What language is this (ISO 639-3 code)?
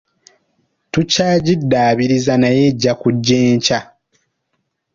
lug